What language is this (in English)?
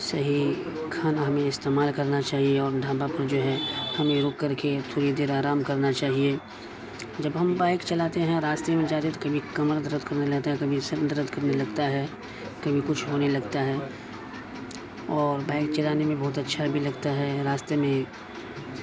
Urdu